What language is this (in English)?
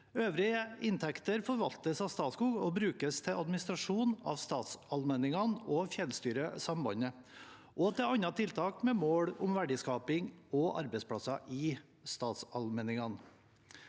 Norwegian